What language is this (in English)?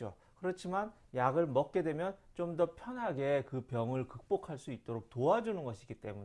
Korean